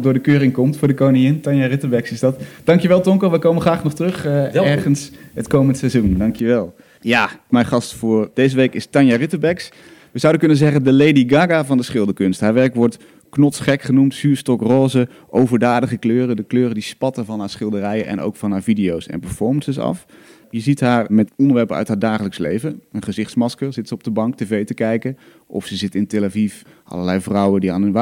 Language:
Dutch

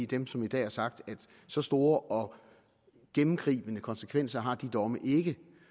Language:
Danish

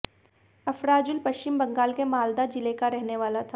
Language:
Hindi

